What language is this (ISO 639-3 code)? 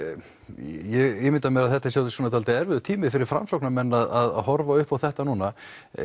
isl